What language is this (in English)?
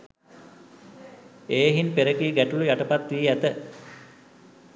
Sinhala